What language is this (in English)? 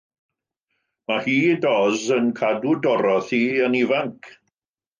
Welsh